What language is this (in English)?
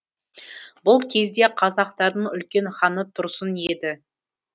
Kazakh